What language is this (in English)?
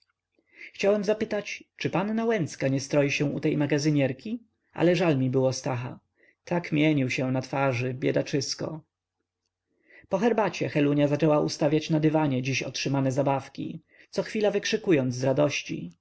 Polish